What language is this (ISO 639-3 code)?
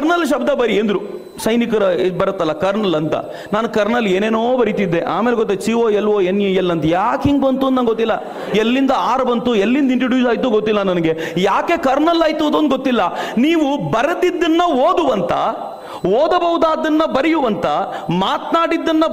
kan